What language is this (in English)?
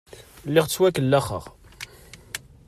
Kabyle